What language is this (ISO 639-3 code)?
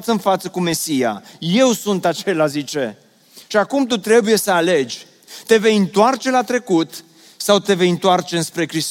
ron